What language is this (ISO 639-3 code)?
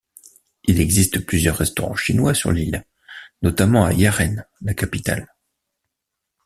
fra